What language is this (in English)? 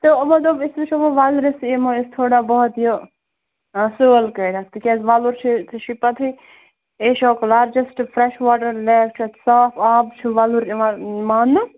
Kashmiri